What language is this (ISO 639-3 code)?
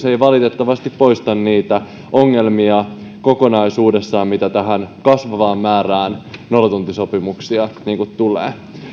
fin